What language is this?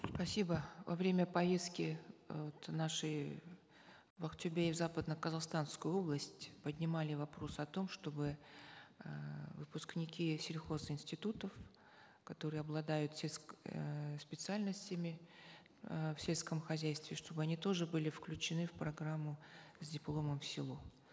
Kazakh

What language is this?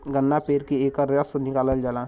Bhojpuri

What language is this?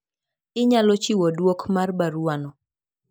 Luo (Kenya and Tanzania)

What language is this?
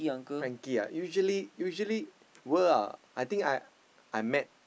English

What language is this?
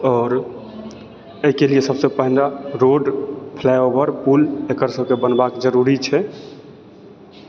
Maithili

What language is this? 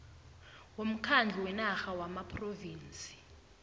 South Ndebele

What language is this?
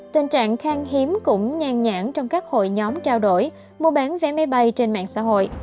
Vietnamese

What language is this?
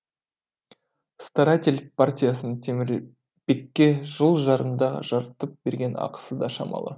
Kazakh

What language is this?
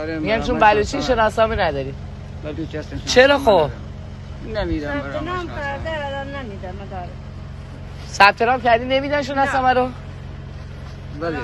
Persian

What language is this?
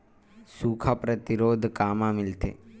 Chhattisgarhi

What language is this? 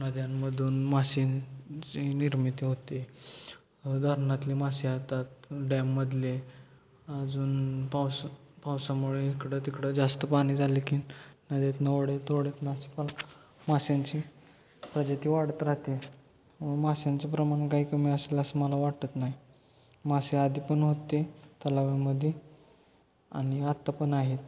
Marathi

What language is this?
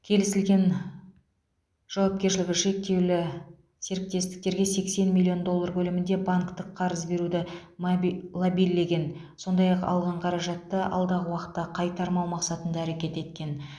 Kazakh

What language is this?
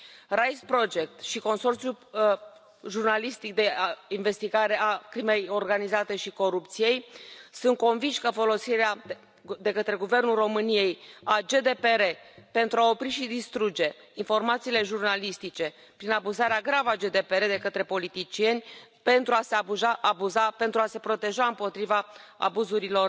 Romanian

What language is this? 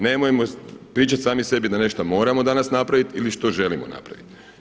Croatian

